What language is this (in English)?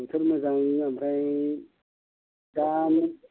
Bodo